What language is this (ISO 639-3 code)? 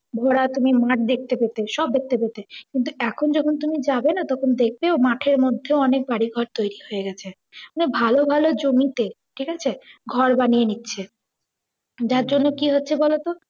ben